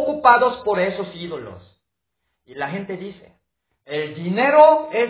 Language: Spanish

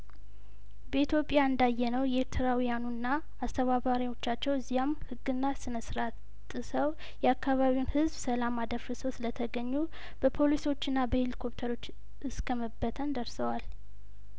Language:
Amharic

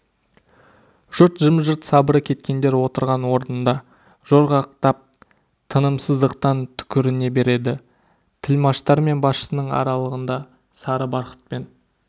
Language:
Kazakh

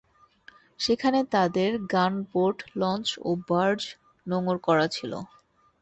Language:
Bangla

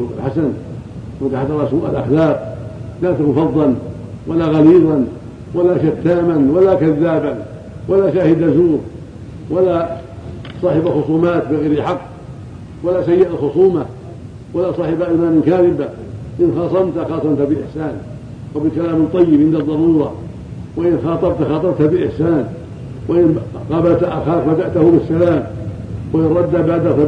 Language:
Arabic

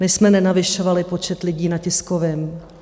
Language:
Czech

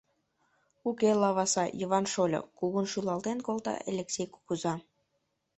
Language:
Mari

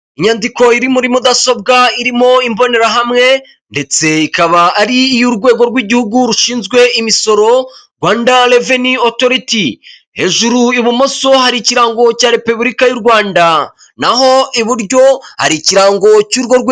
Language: Kinyarwanda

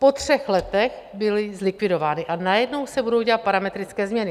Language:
Czech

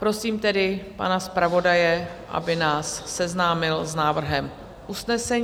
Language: Czech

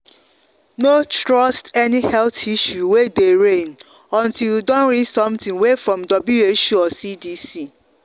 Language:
Nigerian Pidgin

